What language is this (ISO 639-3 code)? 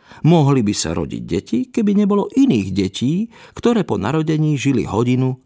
slk